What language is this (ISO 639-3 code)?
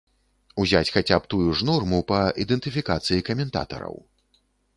bel